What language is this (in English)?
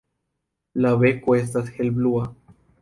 Esperanto